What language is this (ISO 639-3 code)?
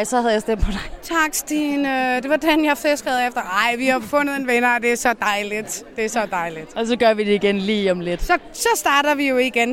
dan